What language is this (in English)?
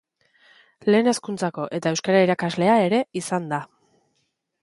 Basque